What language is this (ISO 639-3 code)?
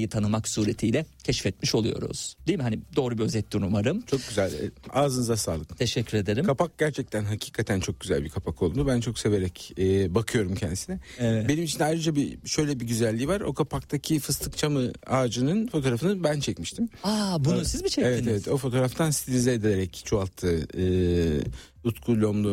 tur